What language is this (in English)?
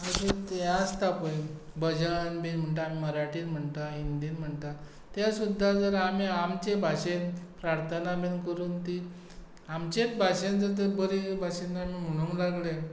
Konkani